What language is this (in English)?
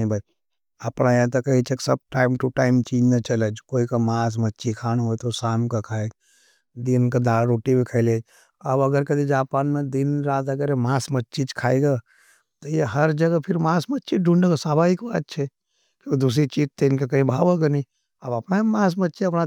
Nimadi